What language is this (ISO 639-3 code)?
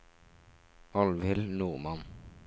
nor